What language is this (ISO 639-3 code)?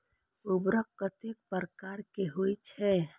mai